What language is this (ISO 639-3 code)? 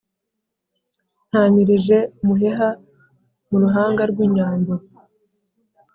kin